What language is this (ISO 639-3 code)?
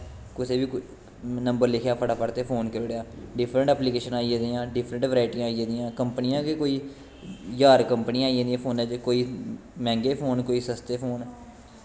doi